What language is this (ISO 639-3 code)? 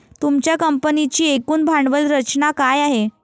mar